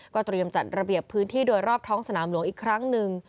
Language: Thai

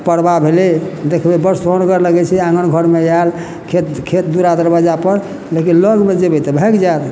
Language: Maithili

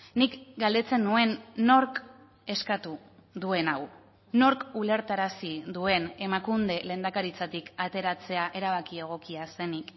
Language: Basque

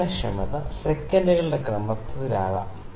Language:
Malayalam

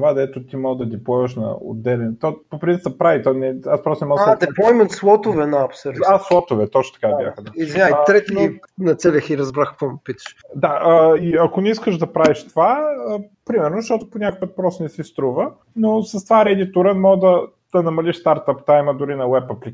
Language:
Bulgarian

